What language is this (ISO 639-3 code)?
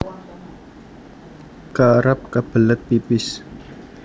jav